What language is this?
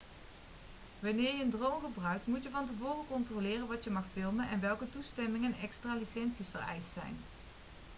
Dutch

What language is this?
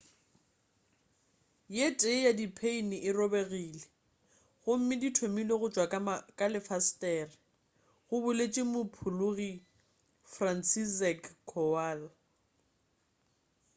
Northern Sotho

